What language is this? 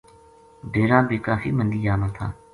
Gujari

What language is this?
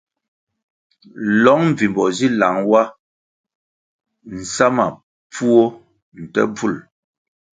Kwasio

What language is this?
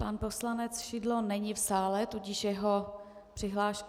Czech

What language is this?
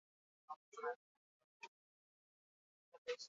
Basque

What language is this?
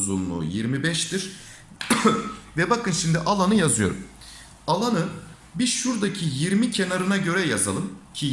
Turkish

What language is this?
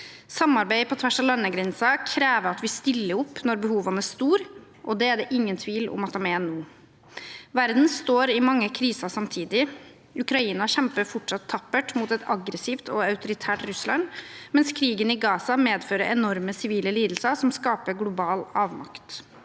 Norwegian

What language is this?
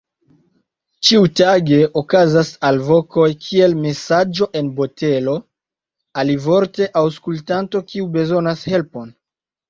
Esperanto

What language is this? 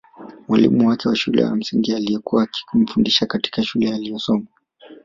Swahili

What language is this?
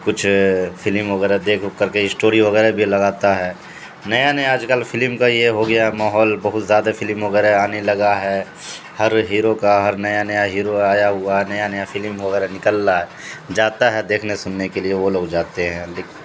Urdu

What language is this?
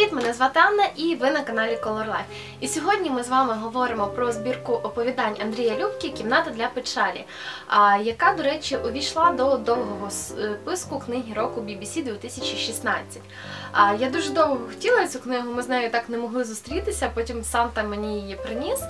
Ukrainian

